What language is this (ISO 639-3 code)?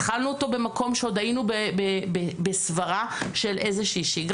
heb